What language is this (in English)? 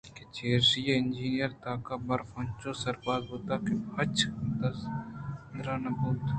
Eastern Balochi